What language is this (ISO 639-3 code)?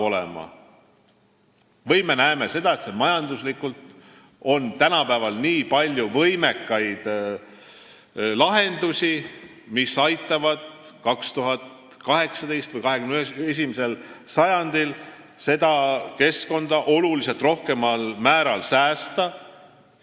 est